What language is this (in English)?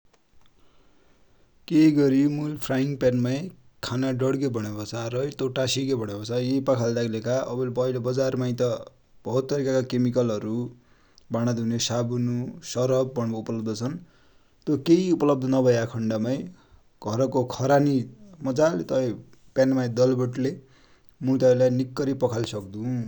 Dotyali